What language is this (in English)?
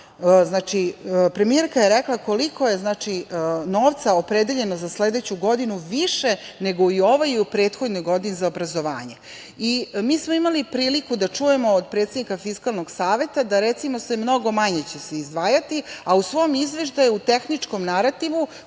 Serbian